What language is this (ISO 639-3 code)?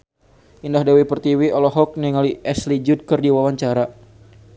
sun